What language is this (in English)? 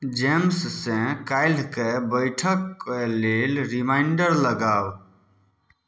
Maithili